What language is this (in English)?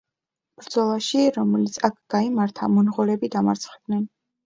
Georgian